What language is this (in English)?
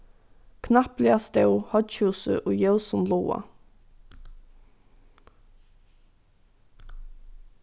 Faroese